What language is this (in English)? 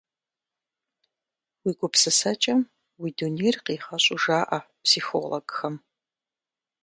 Kabardian